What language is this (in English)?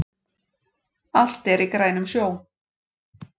Icelandic